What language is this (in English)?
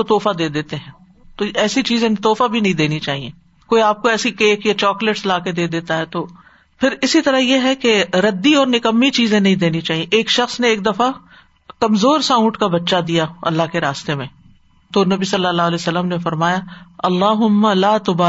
Urdu